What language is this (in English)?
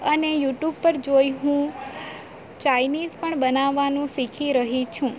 Gujarati